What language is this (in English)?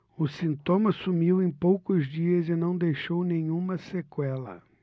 Portuguese